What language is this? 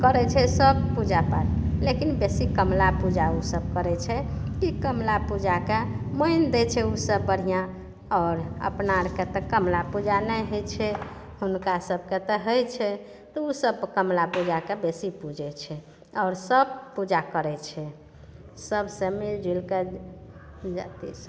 Maithili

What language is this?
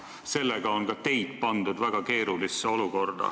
Estonian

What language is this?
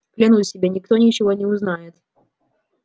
Russian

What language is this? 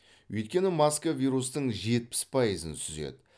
Kazakh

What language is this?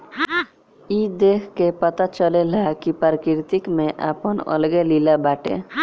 Bhojpuri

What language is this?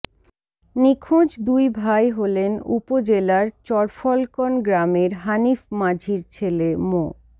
Bangla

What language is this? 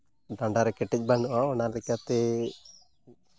Santali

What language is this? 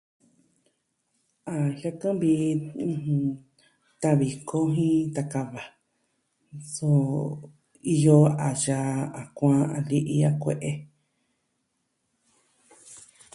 Southwestern Tlaxiaco Mixtec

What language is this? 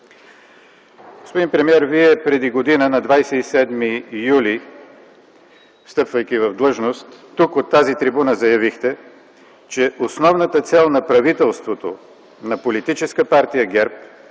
Bulgarian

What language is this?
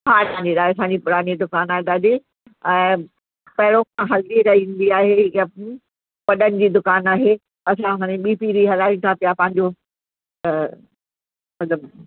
Sindhi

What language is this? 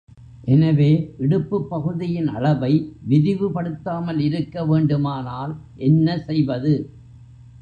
Tamil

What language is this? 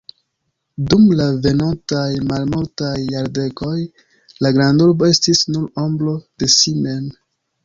Esperanto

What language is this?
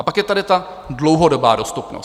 Czech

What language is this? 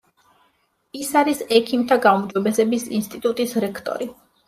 Georgian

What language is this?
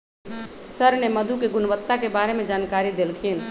Magahi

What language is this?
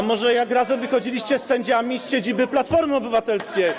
Polish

